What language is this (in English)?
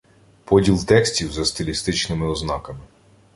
Ukrainian